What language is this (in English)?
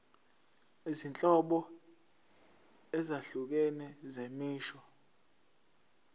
Zulu